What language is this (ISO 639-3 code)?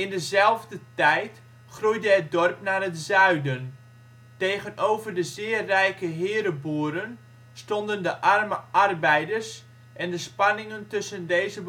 nld